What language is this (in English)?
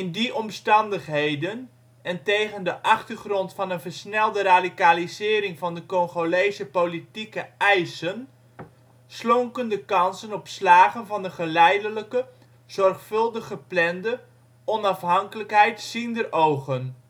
Dutch